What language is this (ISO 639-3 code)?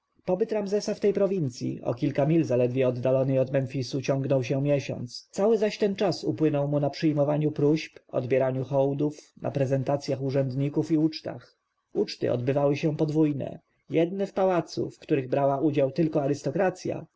pol